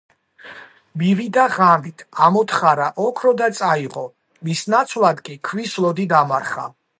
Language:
Georgian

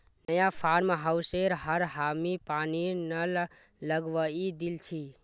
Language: Magahi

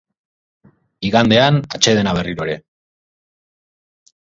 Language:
Basque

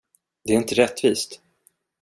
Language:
Swedish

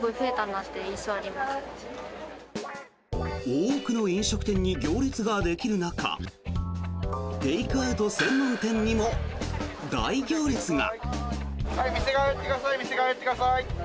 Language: Japanese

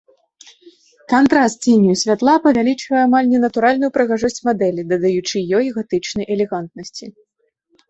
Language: Belarusian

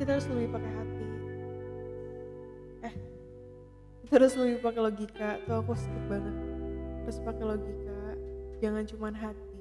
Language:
Indonesian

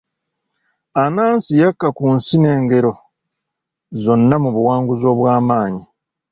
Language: Ganda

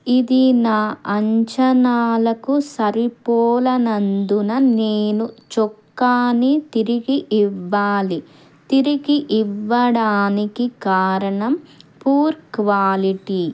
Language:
Telugu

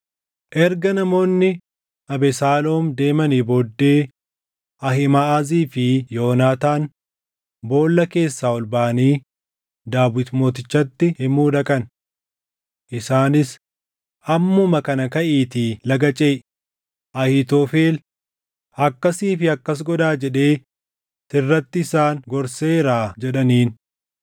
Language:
Oromo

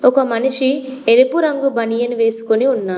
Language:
Telugu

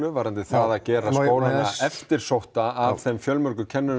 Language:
Icelandic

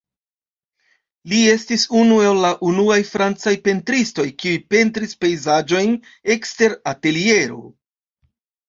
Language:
Esperanto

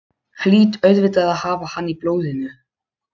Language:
Icelandic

